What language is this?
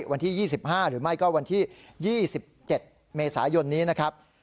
Thai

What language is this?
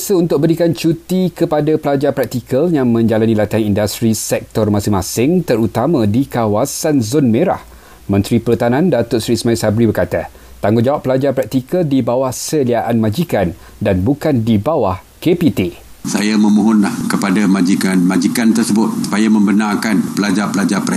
Malay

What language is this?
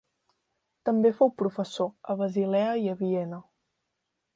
Catalan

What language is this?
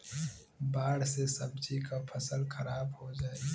Bhojpuri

